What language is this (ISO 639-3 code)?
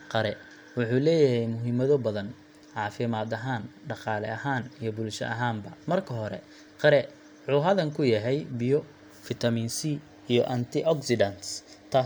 som